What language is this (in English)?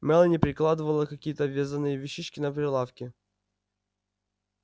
Russian